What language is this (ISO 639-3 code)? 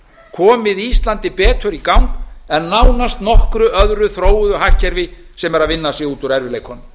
isl